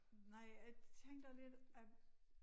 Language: Danish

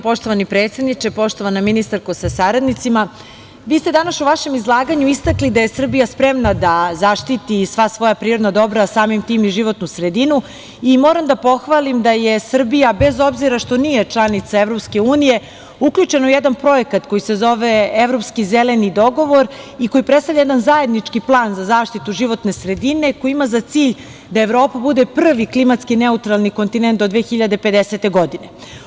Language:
Serbian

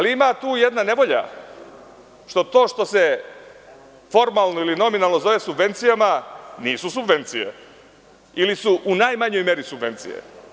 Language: Serbian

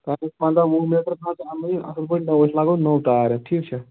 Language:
Kashmiri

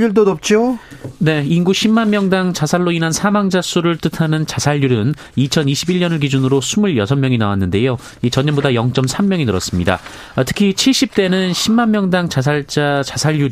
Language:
Korean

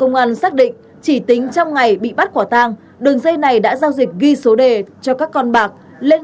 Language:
Vietnamese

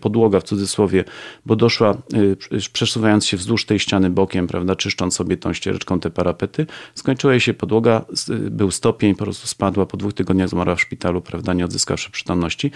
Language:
Polish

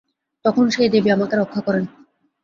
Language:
Bangla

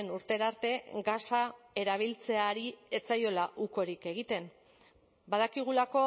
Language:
Basque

